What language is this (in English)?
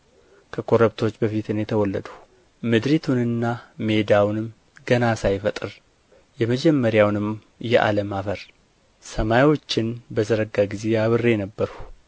Amharic